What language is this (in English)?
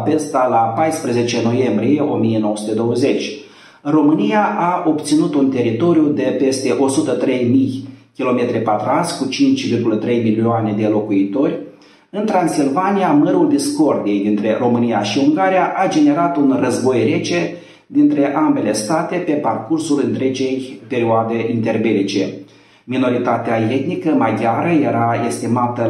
Romanian